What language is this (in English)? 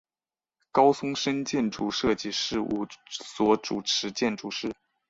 Chinese